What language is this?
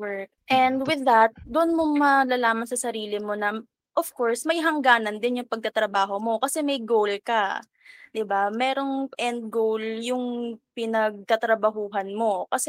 Filipino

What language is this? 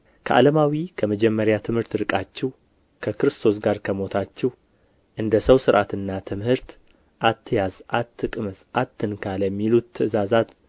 Amharic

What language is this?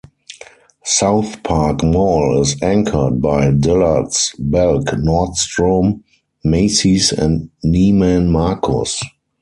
English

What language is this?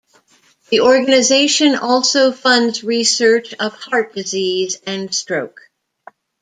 English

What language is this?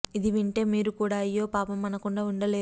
Telugu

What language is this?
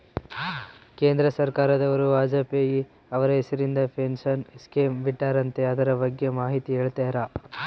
Kannada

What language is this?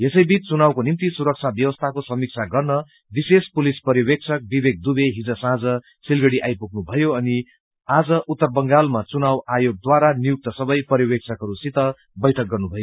Nepali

